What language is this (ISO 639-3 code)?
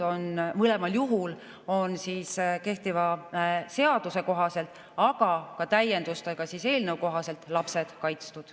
est